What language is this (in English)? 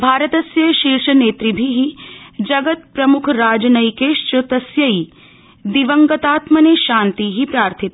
Sanskrit